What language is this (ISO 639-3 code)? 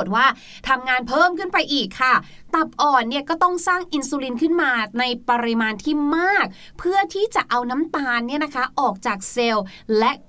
tha